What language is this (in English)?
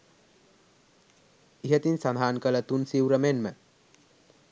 Sinhala